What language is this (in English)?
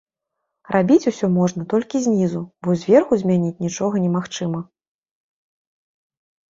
Belarusian